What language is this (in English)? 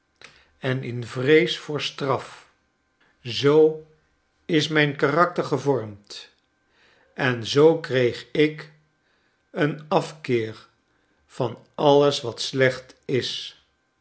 Dutch